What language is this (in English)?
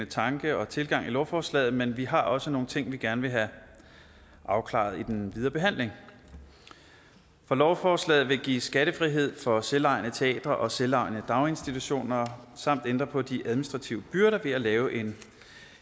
Danish